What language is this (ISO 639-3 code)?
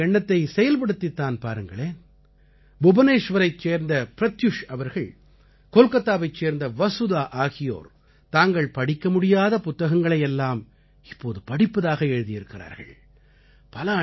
tam